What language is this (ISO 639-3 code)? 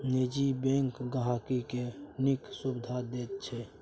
mai